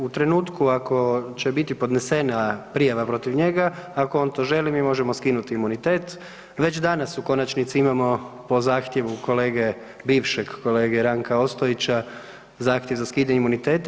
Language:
Croatian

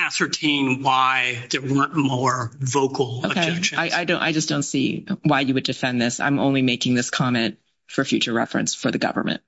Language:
English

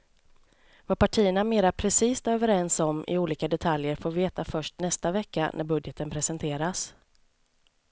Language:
Swedish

